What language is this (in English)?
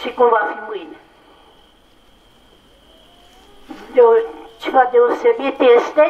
Romanian